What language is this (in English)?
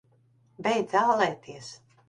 Latvian